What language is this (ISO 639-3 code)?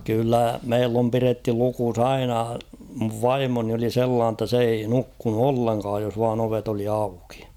fin